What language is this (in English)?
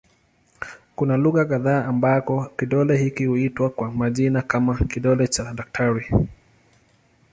Swahili